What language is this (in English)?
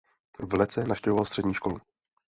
Czech